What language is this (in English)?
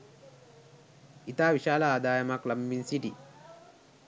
Sinhala